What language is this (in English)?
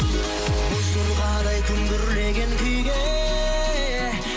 Kazakh